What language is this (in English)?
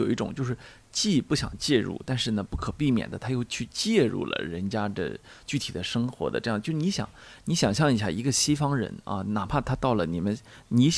Chinese